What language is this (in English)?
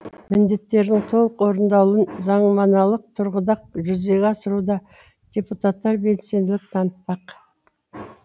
Kazakh